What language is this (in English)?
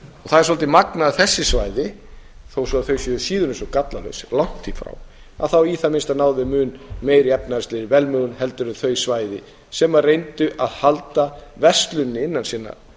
Icelandic